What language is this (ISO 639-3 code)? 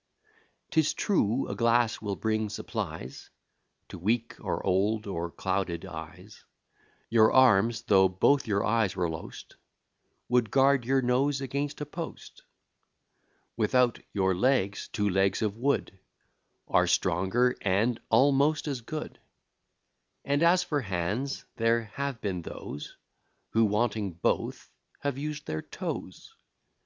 eng